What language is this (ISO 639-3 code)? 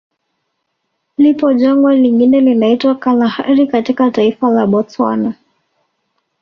swa